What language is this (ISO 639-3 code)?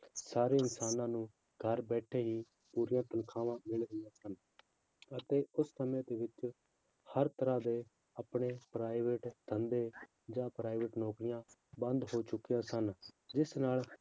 pan